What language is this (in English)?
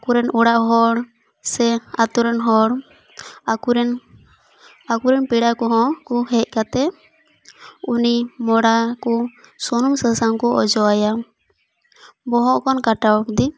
Santali